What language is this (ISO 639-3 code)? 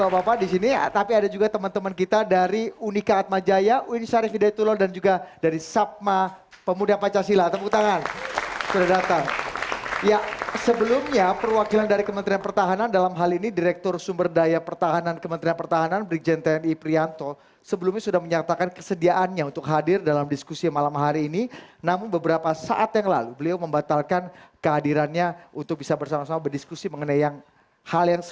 ind